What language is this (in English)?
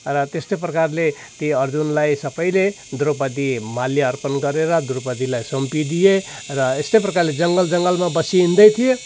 Nepali